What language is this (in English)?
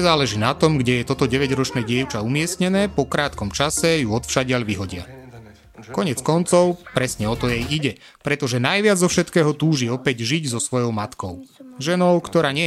Slovak